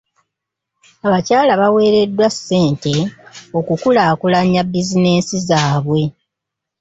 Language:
Ganda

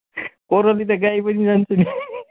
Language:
Nepali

